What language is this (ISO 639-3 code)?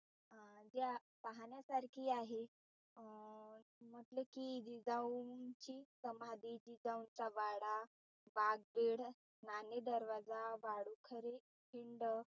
mar